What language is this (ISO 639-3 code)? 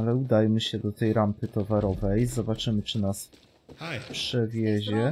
pol